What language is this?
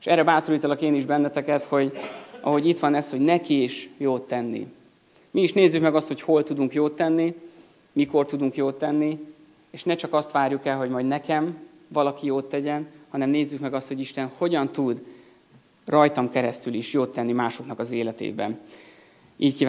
Hungarian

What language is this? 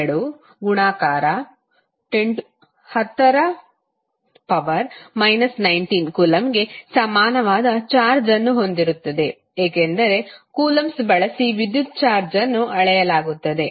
Kannada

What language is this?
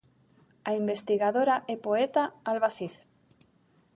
Galician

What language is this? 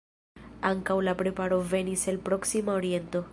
Esperanto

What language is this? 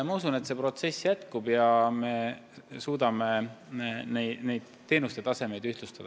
Estonian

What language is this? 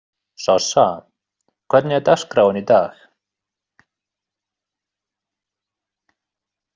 Icelandic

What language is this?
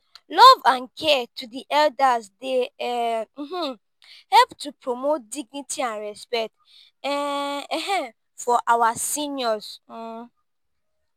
Nigerian Pidgin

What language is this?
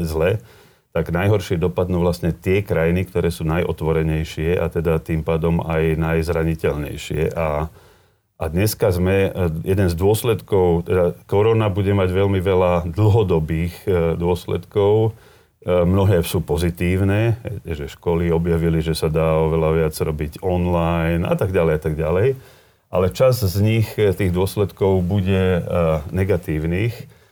Slovak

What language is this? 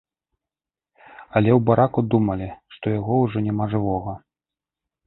Belarusian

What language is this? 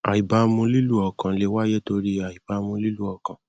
Yoruba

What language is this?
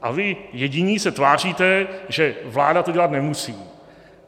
Czech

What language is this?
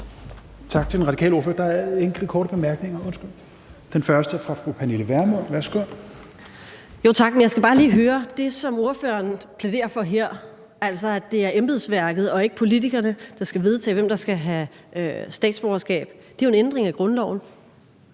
Danish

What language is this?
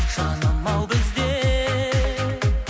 Kazakh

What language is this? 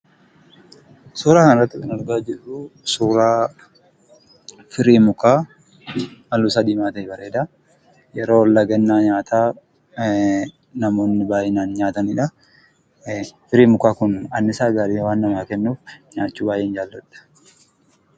Oromo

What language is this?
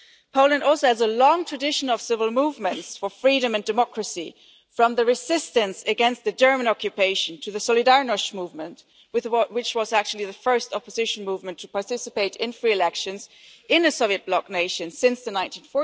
English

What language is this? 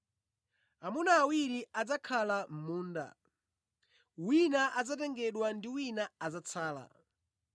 Nyanja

